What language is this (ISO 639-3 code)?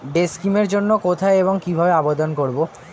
ben